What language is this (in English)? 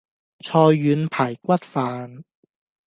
Cantonese